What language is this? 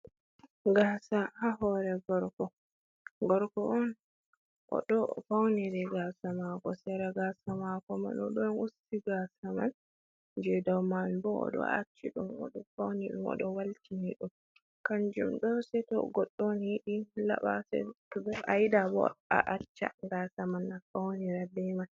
Fula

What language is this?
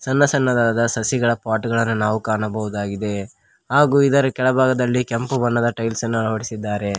Kannada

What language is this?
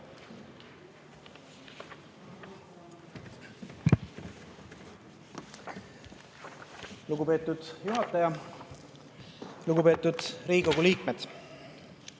Estonian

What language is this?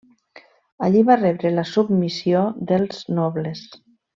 Catalan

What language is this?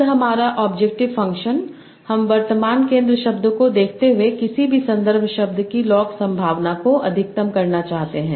Hindi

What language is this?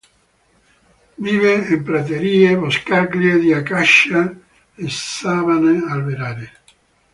Italian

